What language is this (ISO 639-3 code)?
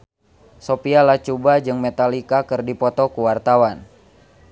sun